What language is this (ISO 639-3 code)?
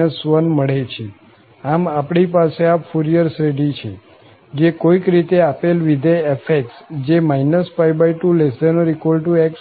guj